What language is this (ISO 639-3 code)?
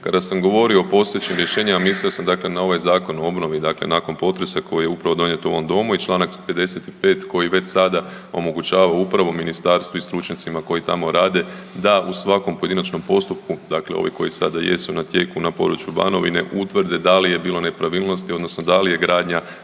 hrv